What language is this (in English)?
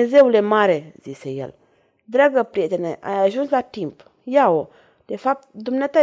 Romanian